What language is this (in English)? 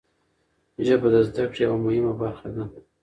Pashto